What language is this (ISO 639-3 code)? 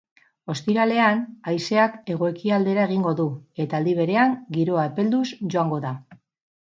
eus